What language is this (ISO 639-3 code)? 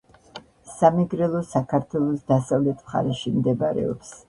kat